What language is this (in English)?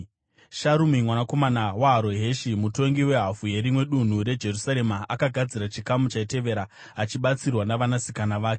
Shona